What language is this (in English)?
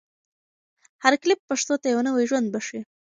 Pashto